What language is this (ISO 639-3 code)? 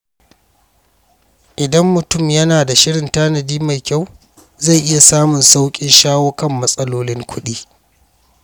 hau